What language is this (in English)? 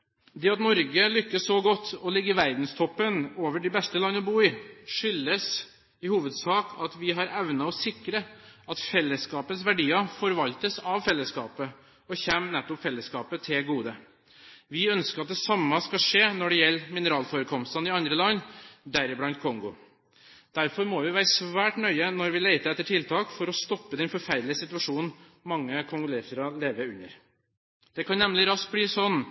Norwegian Bokmål